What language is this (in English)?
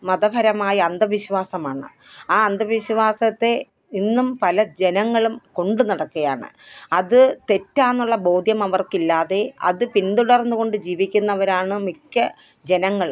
Malayalam